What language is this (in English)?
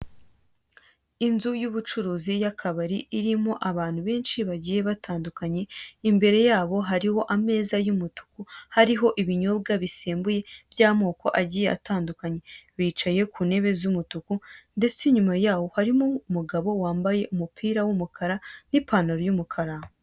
Kinyarwanda